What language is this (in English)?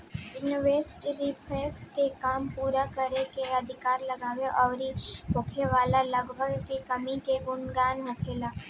Bhojpuri